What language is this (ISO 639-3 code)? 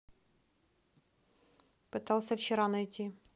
rus